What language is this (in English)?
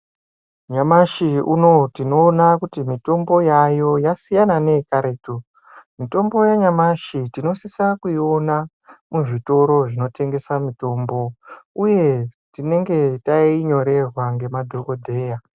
Ndau